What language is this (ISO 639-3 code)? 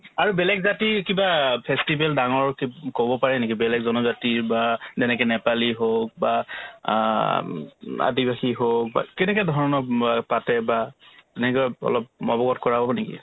asm